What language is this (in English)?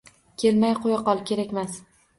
Uzbek